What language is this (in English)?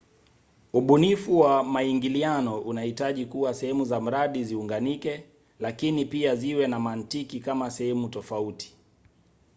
Swahili